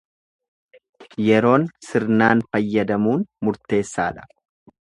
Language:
Oromo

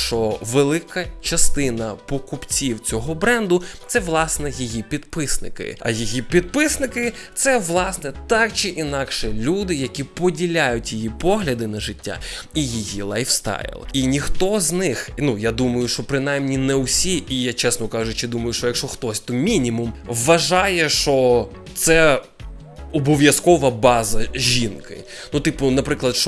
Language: Ukrainian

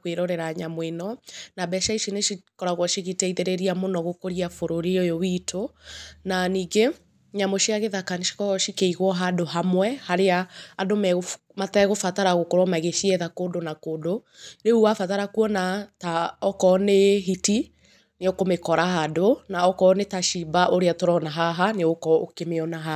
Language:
Kikuyu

